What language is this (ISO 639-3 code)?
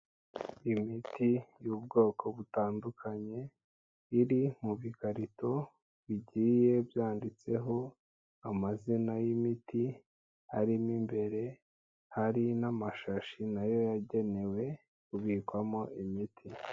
kin